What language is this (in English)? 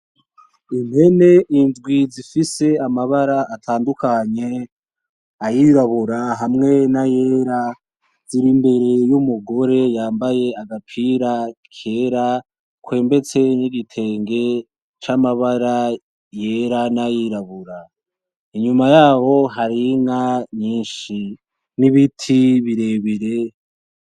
Rundi